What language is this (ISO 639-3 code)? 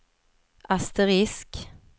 swe